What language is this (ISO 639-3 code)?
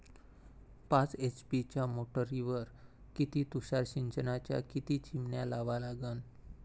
mar